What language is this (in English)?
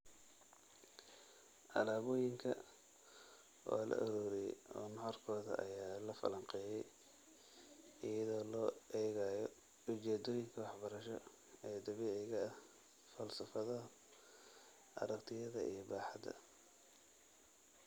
Somali